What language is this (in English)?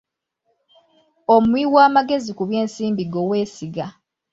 Ganda